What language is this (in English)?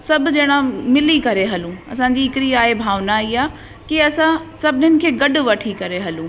Sindhi